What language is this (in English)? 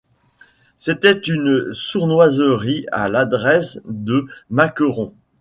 French